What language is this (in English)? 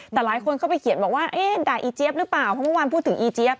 Thai